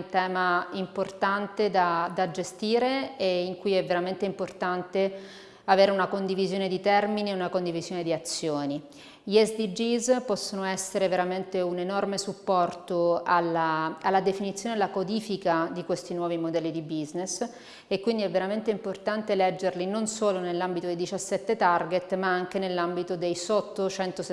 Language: Italian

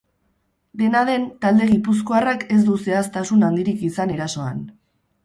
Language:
Basque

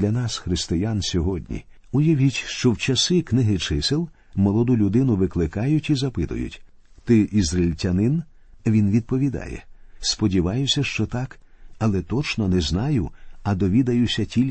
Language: Ukrainian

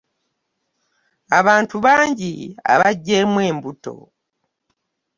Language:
Ganda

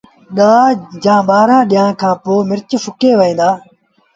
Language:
Sindhi Bhil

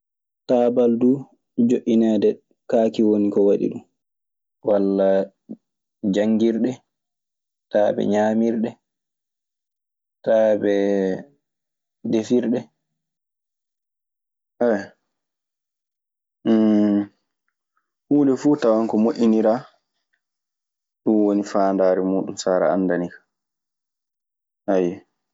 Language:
Maasina Fulfulde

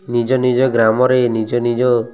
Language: Odia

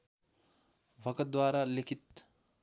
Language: Nepali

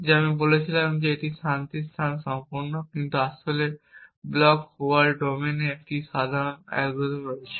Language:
Bangla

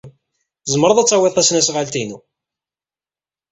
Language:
Kabyle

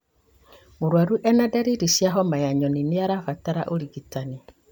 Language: Kikuyu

